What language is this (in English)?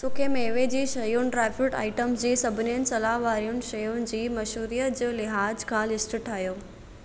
Sindhi